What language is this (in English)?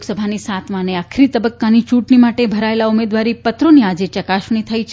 Gujarati